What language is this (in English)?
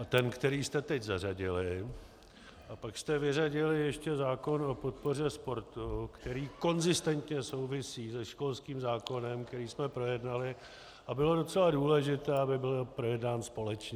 Czech